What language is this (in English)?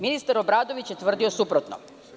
Serbian